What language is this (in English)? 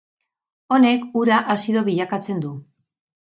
Basque